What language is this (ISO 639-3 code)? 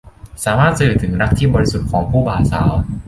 tha